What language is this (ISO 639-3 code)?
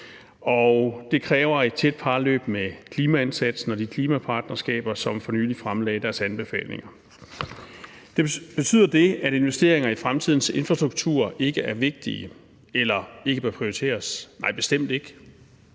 dan